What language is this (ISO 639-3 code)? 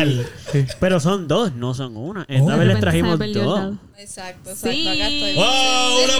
spa